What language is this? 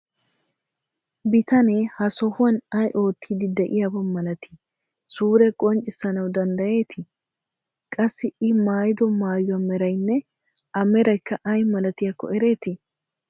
Wolaytta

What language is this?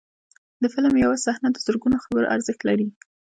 Pashto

